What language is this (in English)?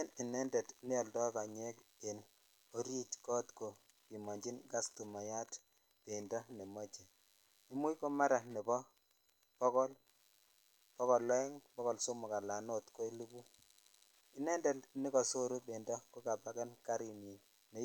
Kalenjin